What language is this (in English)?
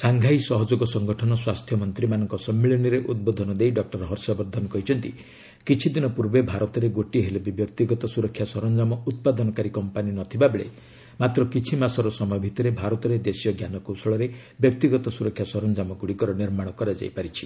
Odia